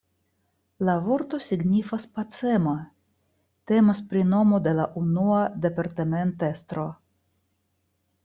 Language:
Esperanto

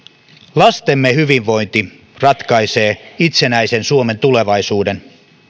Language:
Finnish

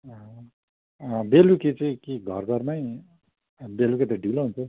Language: Nepali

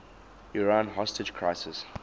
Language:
English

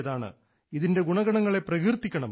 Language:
Malayalam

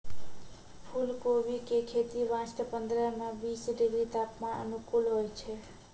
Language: Maithili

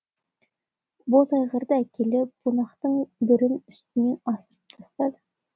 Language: Kazakh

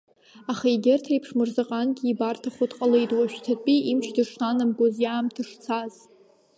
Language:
Abkhazian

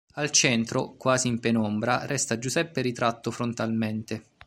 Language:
Italian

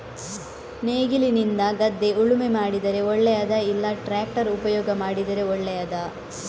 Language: Kannada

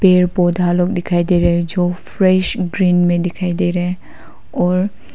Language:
Hindi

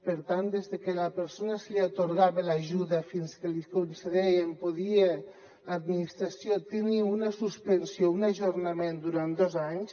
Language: Catalan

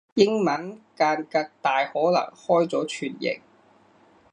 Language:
Cantonese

